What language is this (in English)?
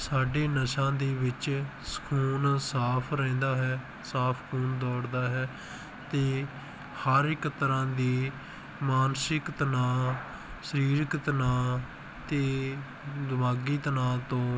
Punjabi